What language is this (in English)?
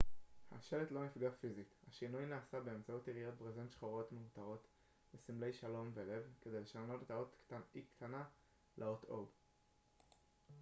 Hebrew